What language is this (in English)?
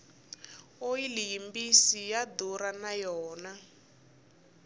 Tsonga